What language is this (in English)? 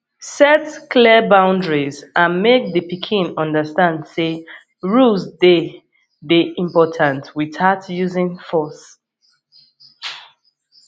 Nigerian Pidgin